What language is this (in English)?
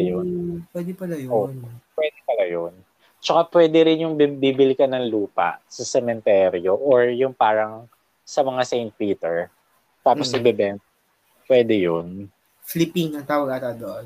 Filipino